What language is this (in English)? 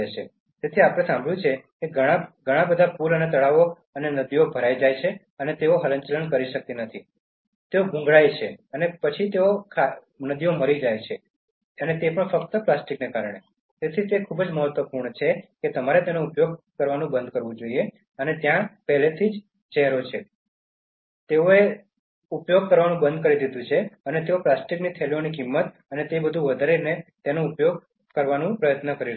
Gujarati